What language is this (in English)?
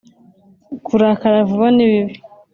Kinyarwanda